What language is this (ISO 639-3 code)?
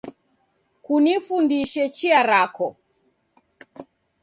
dav